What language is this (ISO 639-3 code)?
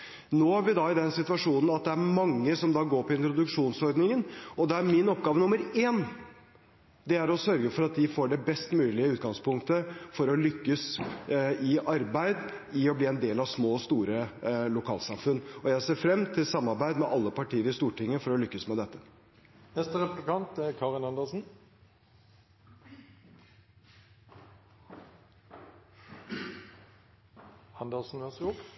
nob